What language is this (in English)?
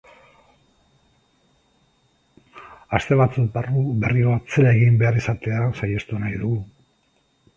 Basque